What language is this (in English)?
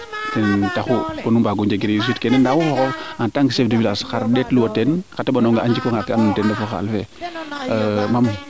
Serer